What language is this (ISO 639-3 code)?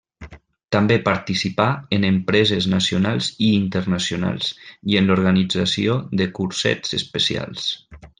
cat